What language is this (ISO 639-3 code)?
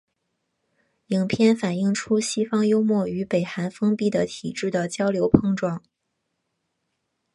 zho